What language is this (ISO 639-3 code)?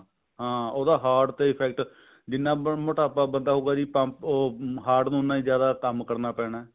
pan